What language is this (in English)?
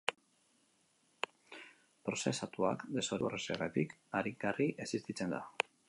Basque